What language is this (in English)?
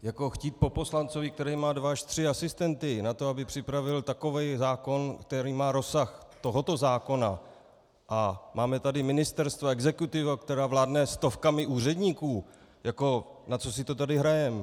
Czech